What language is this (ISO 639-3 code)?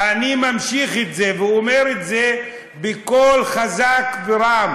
heb